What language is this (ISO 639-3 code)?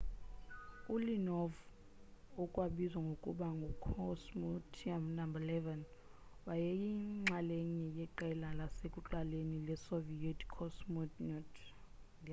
xho